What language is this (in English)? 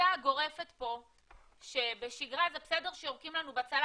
Hebrew